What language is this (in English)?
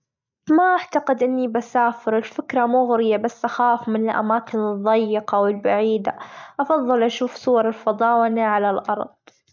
Gulf Arabic